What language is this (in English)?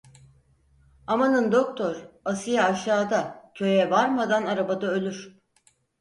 Turkish